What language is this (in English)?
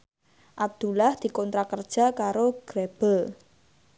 Javanese